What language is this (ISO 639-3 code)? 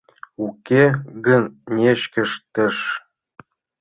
chm